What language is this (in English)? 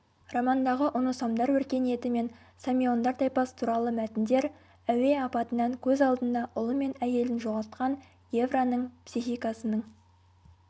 Kazakh